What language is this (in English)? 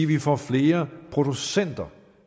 Danish